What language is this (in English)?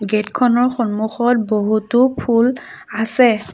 Assamese